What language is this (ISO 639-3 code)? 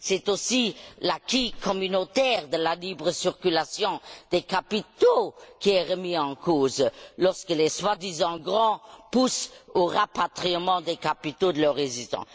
fra